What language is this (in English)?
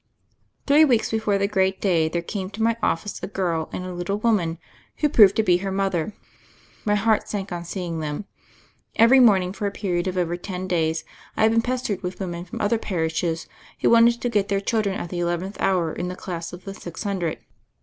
English